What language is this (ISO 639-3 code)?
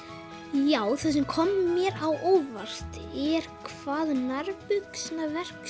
isl